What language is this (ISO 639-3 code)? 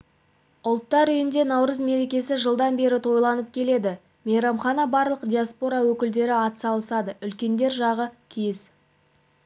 kaz